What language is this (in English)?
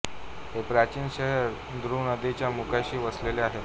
Marathi